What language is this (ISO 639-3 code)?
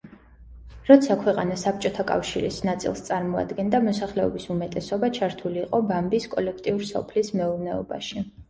kat